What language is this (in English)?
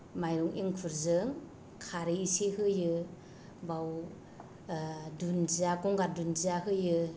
Bodo